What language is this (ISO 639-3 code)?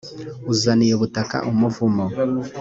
kin